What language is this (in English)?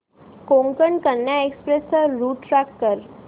Marathi